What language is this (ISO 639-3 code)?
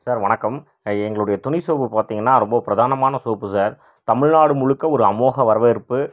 tam